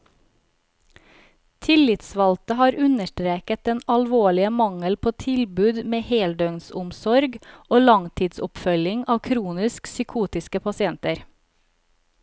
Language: Norwegian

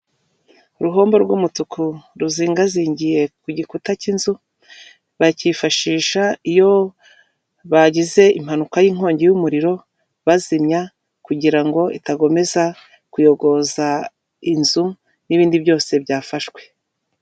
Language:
Kinyarwanda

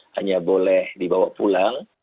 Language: Indonesian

